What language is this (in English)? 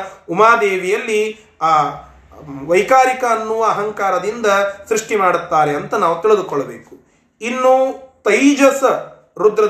Kannada